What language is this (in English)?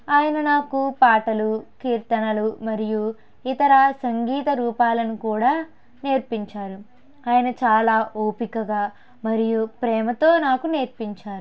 Telugu